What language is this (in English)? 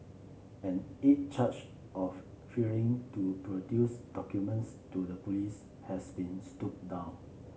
English